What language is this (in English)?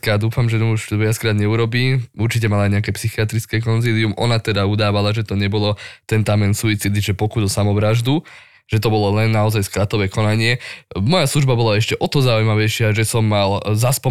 Slovak